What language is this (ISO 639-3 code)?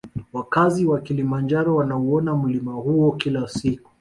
swa